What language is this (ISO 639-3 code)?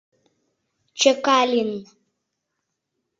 chm